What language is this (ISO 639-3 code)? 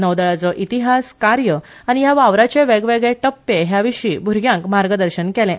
kok